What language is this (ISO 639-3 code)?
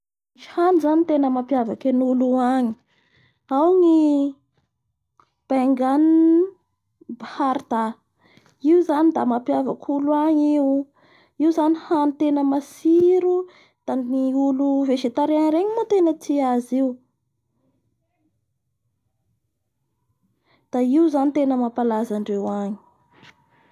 bhr